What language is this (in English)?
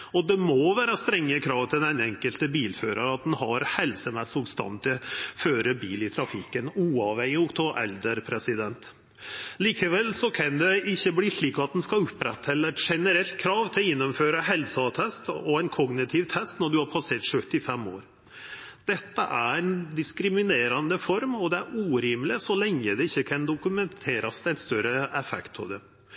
Norwegian Nynorsk